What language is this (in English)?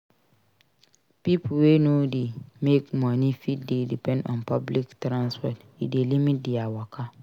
Nigerian Pidgin